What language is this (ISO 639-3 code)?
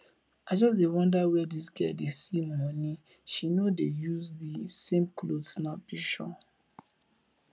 pcm